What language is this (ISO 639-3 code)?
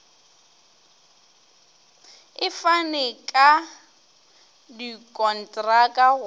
nso